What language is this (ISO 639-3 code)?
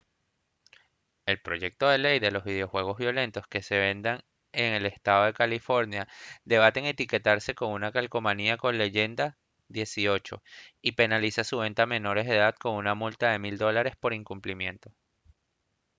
spa